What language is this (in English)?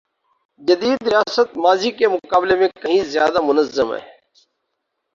Urdu